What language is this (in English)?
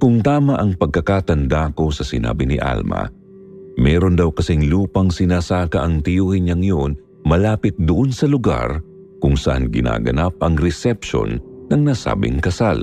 Filipino